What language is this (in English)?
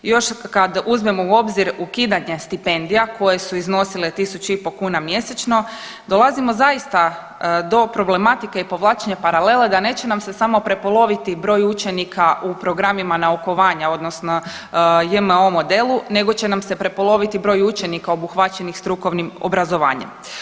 Croatian